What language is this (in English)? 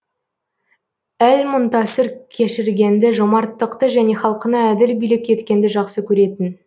Kazakh